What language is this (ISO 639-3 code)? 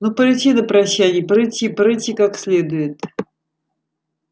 rus